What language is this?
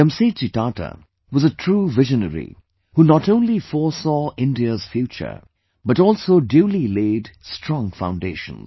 English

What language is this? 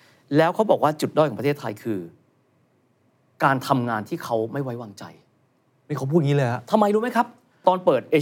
Thai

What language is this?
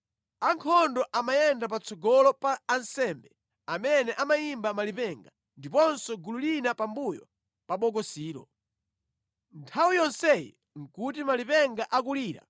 Nyanja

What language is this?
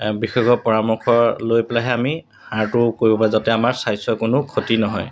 Assamese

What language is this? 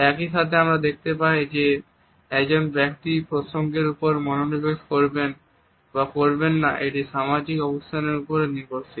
Bangla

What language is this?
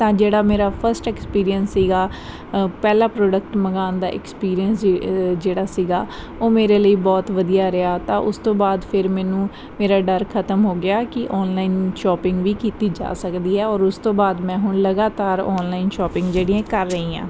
Punjabi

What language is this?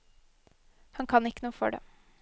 Norwegian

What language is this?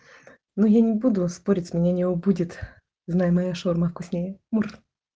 Russian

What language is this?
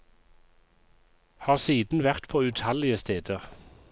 Norwegian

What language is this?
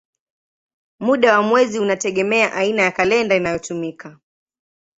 Swahili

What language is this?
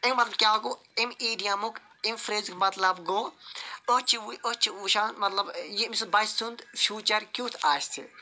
Kashmiri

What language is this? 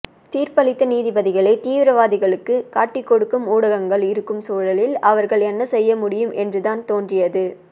Tamil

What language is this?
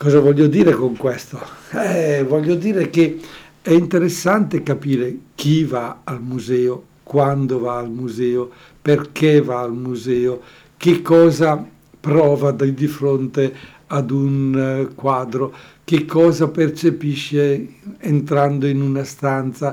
Italian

